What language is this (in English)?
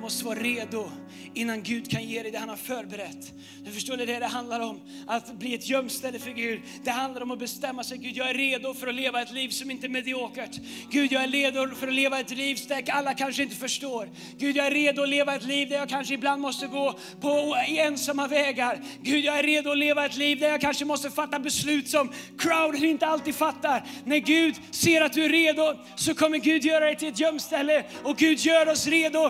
Swedish